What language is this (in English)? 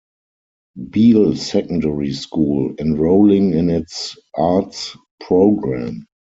English